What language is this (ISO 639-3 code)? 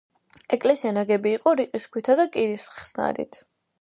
kat